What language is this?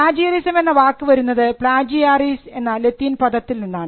Malayalam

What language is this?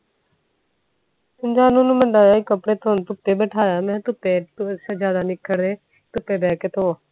Punjabi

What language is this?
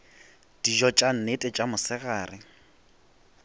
Northern Sotho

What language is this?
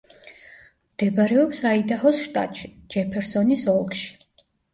Georgian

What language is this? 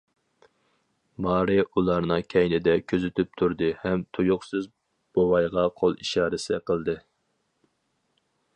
Uyghur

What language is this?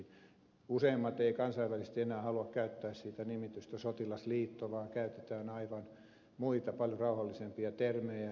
Finnish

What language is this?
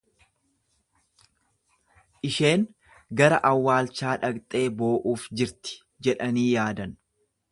Oromo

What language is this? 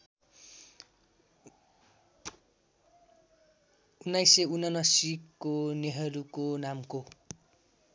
Nepali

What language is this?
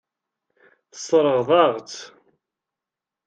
Kabyle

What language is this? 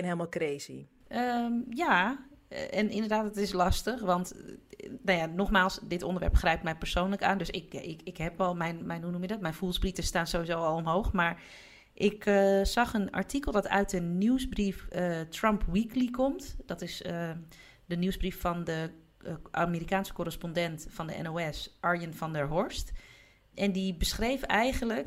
Dutch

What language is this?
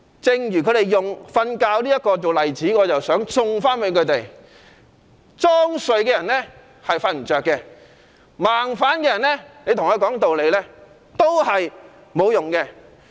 Cantonese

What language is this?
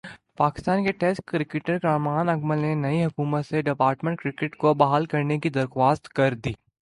Urdu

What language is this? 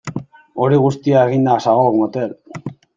Basque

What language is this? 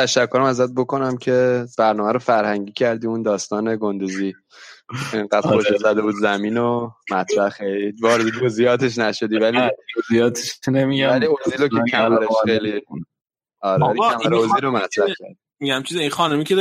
Persian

